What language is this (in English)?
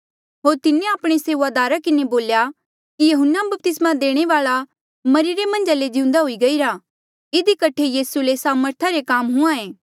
Mandeali